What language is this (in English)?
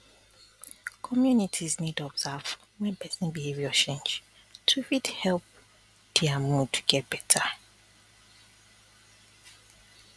Nigerian Pidgin